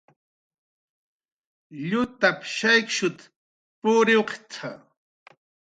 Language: Jaqaru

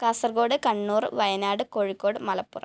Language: Malayalam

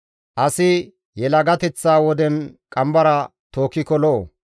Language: Gamo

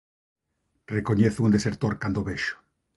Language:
Galician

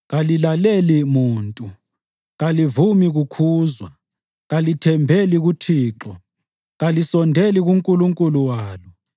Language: North Ndebele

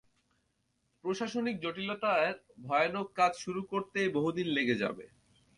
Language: Bangla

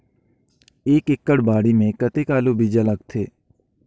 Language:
Chhattisgarhi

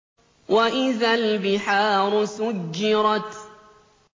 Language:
Arabic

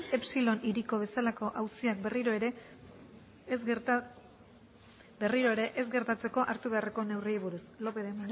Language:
Basque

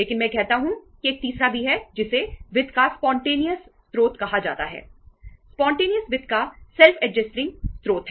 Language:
Hindi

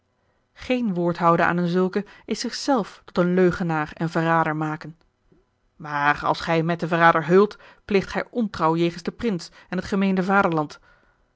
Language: Dutch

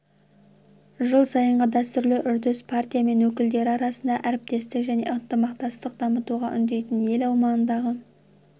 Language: Kazakh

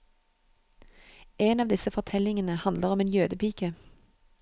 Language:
Norwegian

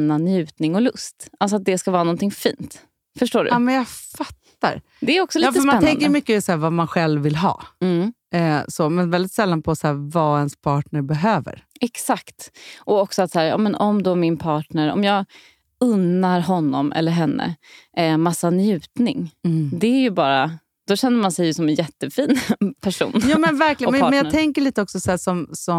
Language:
Swedish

